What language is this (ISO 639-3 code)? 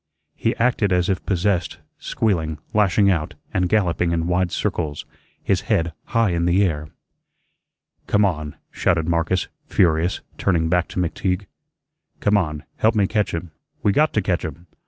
eng